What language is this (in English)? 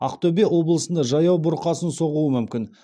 Kazakh